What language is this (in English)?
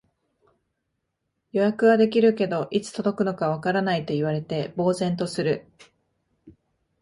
Japanese